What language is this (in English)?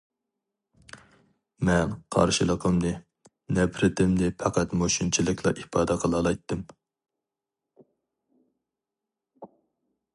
Uyghur